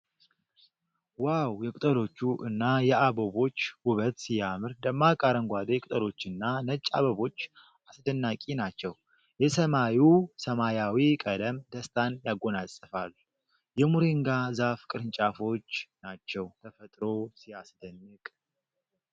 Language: Amharic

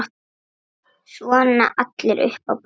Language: Icelandic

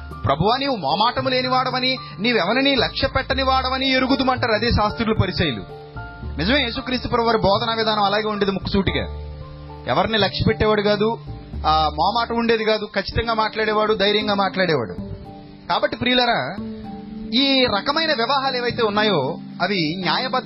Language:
Telugu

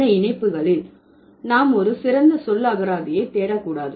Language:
Tamil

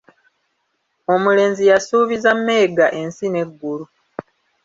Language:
Ganda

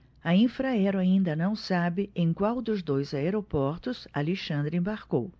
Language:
Portuguese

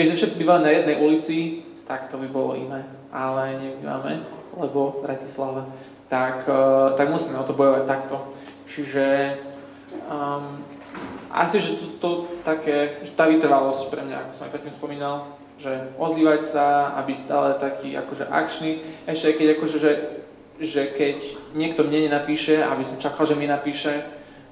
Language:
Slovak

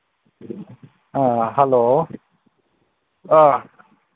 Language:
Manipuri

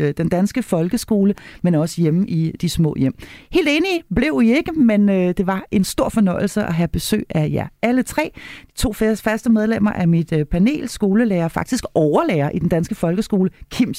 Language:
Danish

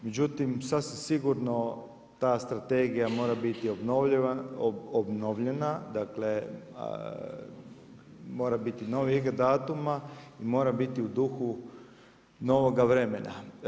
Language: Croatian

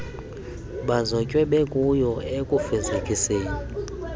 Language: Xhosa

